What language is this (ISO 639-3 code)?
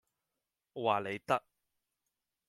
yue